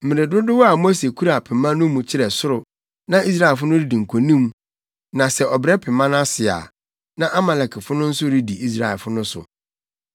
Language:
Akan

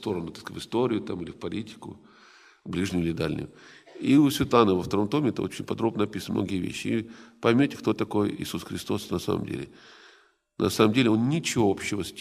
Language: Russian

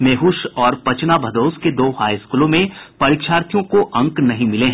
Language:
Hindi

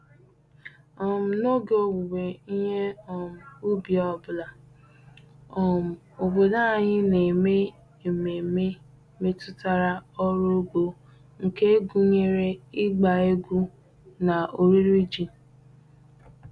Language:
Igbo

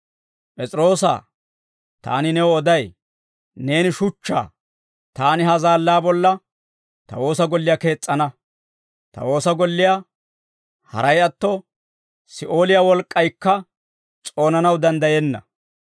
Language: Dawro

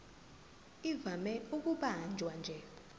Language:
Zulu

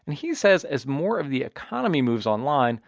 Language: English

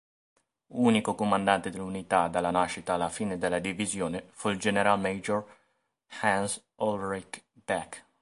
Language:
Italian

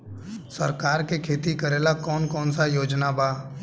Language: Bhojpuri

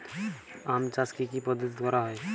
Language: Bangla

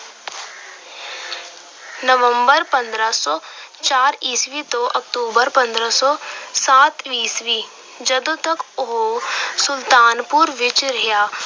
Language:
Punjabi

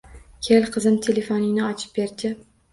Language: Uzbek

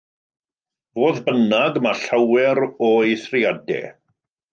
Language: Welsh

